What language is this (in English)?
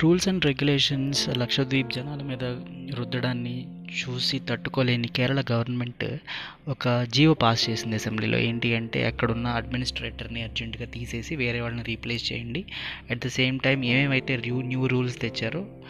Telugu